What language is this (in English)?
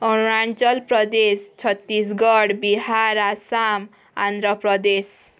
Odia